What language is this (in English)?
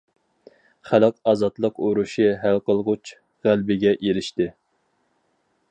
Uyghur